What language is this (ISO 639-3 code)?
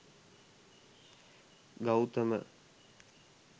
sin